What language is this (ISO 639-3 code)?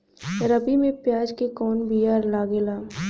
bho